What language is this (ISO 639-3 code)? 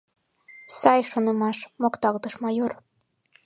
chm